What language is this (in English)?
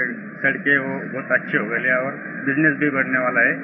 English